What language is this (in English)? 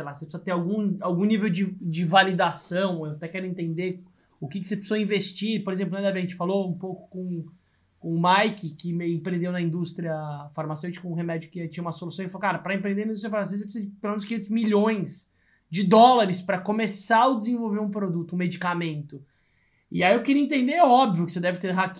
Portuguese